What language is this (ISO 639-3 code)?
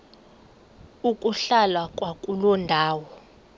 xho